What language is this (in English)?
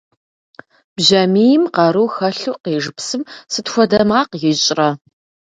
Kabardian